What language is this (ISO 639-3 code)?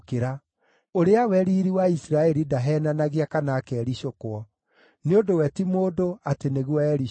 kik